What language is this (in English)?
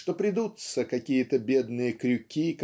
Russian